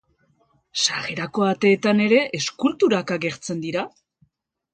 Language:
Basque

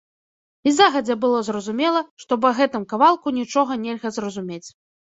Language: Belarusian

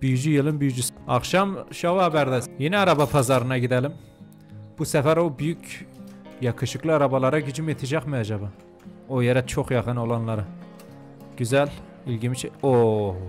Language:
Turkish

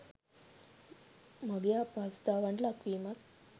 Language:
Sinhala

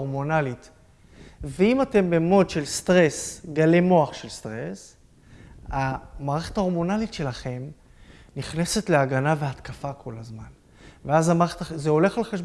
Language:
Hebrew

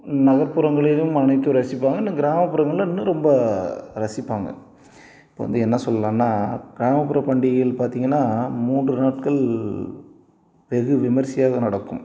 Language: Tamil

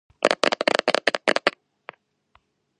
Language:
Georgian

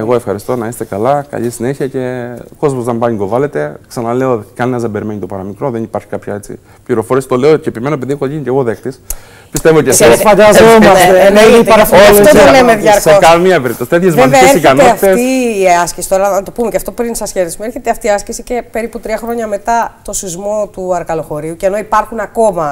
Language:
Greek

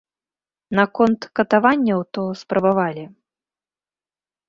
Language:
Belarusian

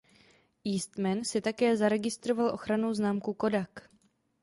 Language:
Czech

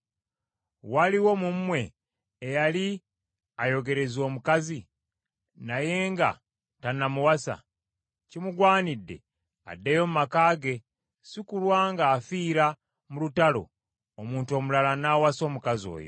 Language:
Ganda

